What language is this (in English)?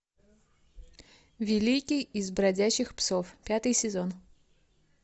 Russian